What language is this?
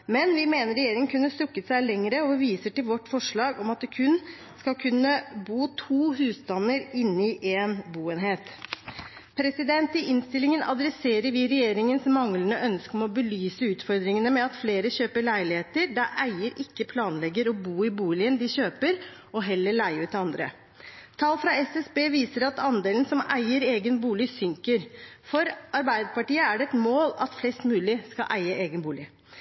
Norwegian Bokmål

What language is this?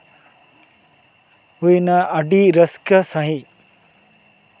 Santali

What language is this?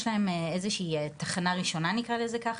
Hebrew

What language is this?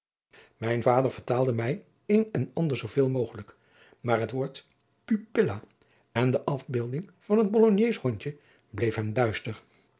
Dutch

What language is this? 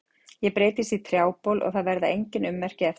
Icelandic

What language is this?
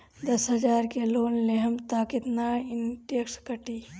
Bhojpuri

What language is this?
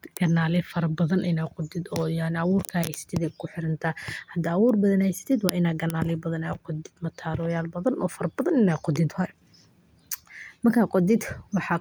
Somali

